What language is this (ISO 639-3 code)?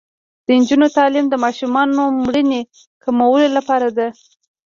pus